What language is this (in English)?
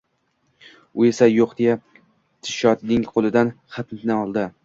Uzbek